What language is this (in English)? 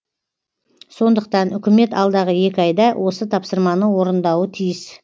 Kazakh